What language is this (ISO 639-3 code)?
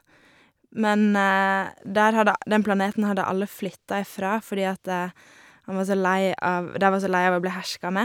nor